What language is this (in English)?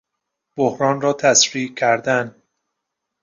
Persian